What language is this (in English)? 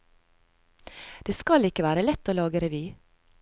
Norwegian